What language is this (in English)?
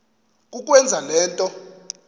Xhosa